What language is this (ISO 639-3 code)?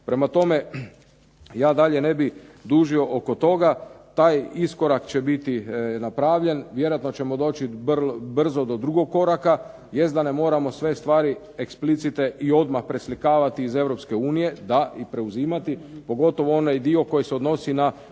hrv